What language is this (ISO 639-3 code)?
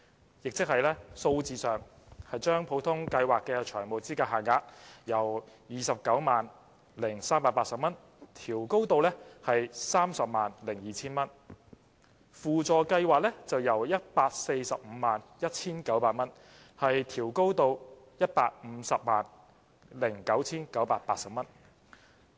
yue